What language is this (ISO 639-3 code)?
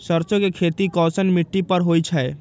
mag